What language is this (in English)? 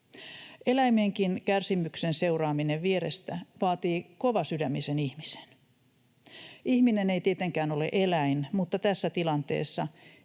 Finnish